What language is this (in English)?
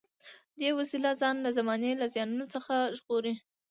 Pashto